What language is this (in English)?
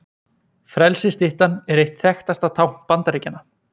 Icelandic